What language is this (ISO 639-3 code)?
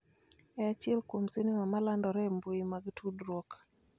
luo